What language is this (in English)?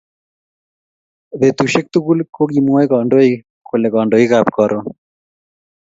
Kalenjin